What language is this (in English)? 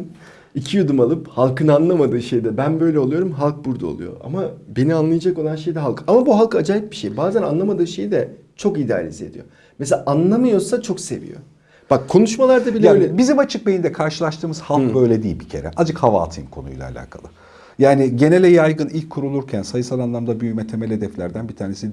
Turkish